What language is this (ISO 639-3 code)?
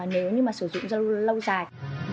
vie